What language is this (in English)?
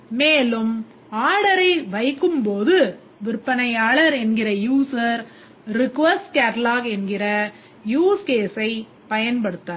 Tamil